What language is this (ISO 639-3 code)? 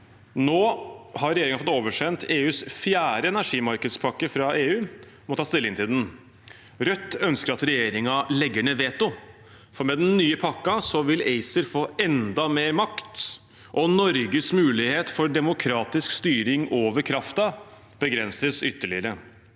nor